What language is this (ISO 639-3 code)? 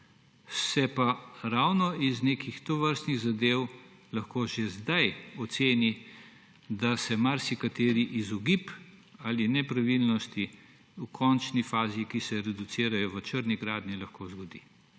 slv